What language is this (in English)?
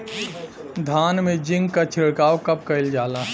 Bhojpuri